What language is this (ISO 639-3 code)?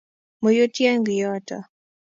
kln